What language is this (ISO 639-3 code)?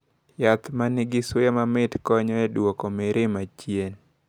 luo